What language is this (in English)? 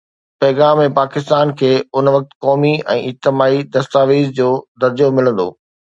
Sindhi